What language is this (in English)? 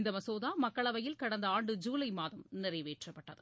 Tamil